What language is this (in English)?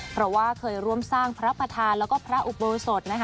Thai